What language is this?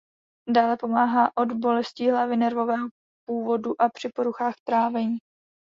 Czech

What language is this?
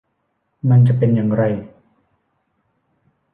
Thai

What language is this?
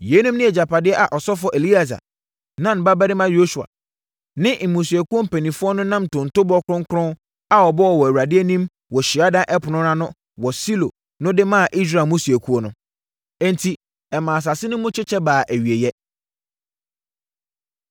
Akan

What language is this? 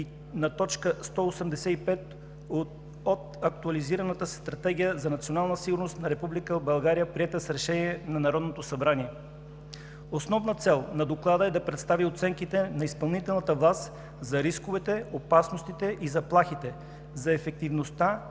Bulgarian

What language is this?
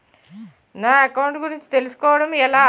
Telugu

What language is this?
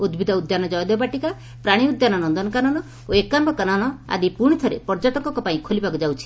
Odia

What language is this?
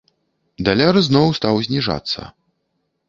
Belarusian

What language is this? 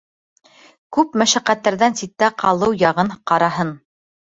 Bashkir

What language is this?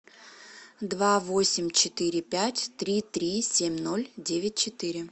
Russian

